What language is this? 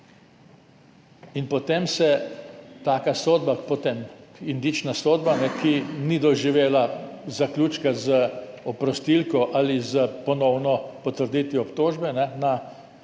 Slovenian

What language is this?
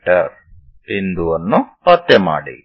Kannada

